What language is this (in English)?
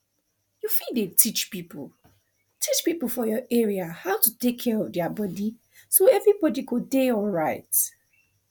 Nigerian Pidgin